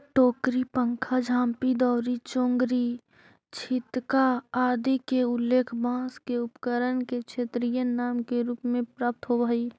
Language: Magahi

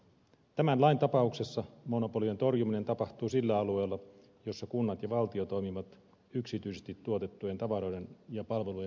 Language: Finnish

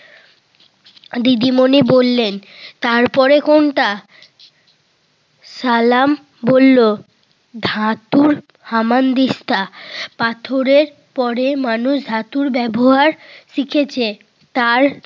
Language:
Bangla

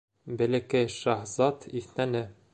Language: Bashkir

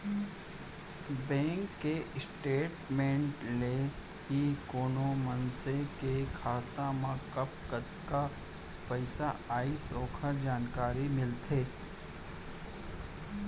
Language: Chhattisgarhi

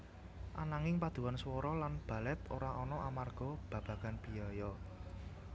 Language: Javanese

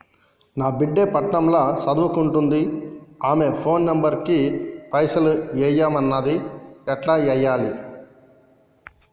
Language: Telugu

